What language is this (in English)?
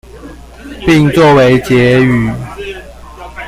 Chinese